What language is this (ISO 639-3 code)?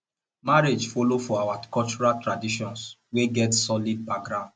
pcm